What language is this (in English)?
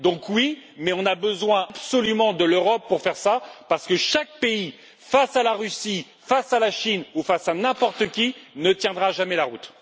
French